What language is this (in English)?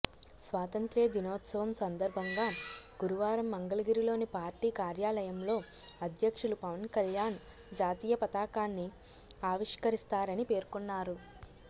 Telugu